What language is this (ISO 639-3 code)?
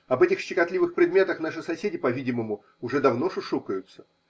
rus